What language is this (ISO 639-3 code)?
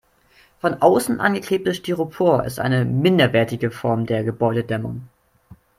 deu